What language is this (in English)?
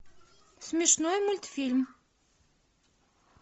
Russian